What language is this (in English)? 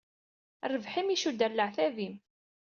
Kabyle